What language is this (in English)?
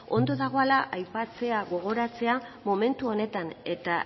Basque